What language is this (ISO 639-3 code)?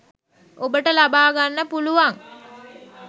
sin